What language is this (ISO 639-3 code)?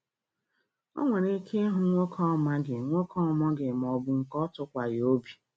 ibo